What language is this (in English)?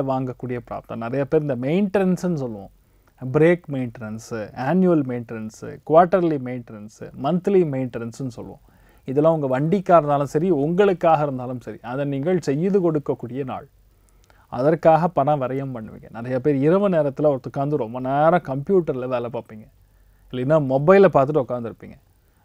Hindi